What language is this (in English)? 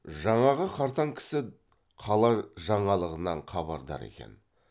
Kazakh